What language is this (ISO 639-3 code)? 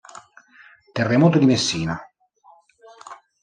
ita